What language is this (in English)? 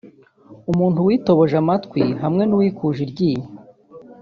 Kinyarwanda